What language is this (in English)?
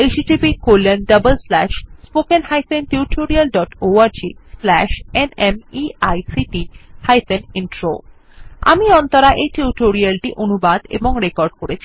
Bangla